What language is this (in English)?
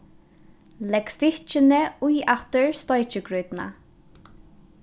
Faroese